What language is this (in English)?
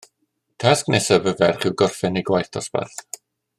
Welsh